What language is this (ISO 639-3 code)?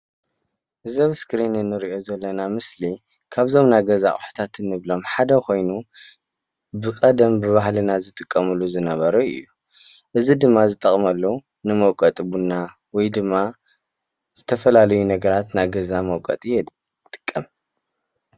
tir